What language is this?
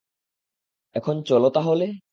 Bangla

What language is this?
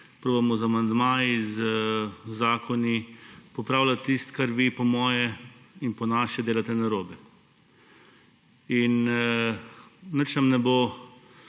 Slovenian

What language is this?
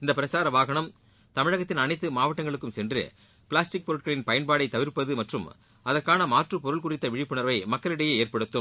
Tamil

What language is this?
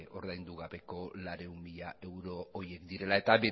Basque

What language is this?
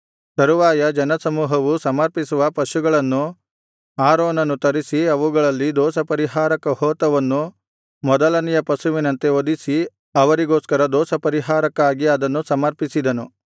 Kannada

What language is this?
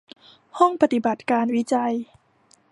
Thai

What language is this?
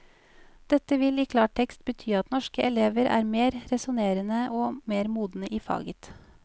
Norwegian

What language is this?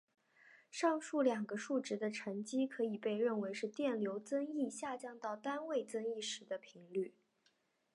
Chinese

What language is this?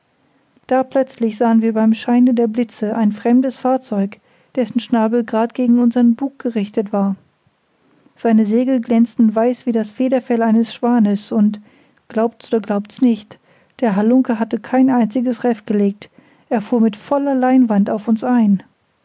German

